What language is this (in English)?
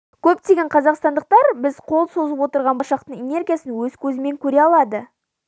Kazakh